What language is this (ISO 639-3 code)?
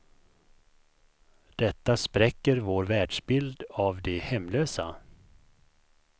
swe